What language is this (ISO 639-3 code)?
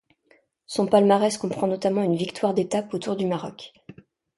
fra